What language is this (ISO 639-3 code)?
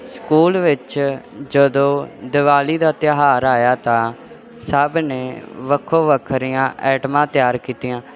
pan